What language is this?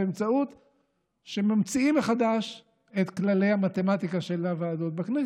Hebrew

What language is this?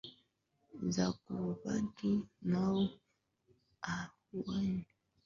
Swahili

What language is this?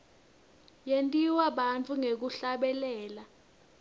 Swati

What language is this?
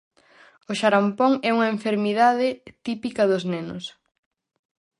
Galician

